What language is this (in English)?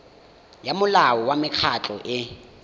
Tswana